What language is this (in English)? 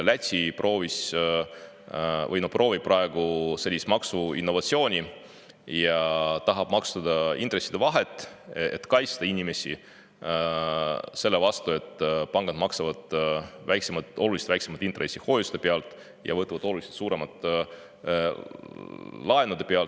Estonian